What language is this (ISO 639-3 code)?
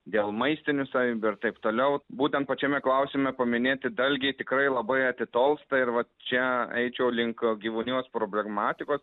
lit